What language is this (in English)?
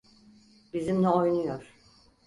Turkish